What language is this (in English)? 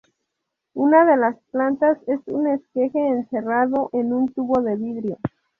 Spanish